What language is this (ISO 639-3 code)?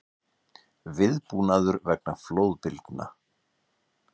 isl